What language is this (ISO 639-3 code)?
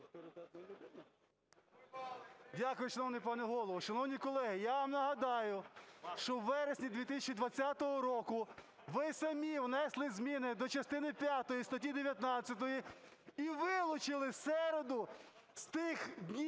ukr